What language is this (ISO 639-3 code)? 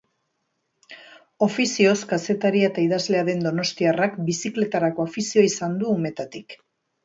eus